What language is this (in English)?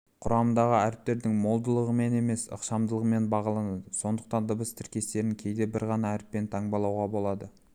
Kazakh